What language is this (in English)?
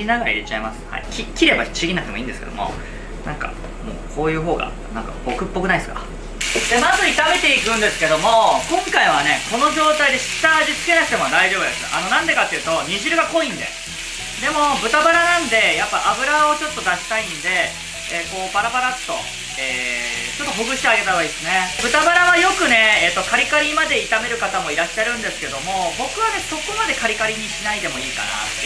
Japanese